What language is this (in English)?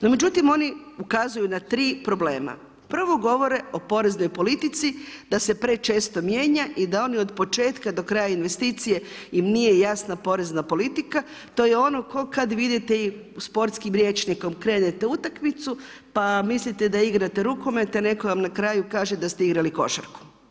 Croatian